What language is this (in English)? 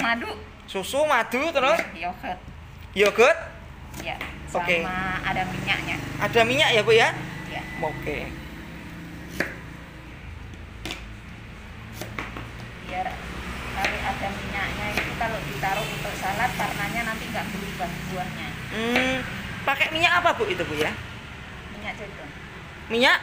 Indonesian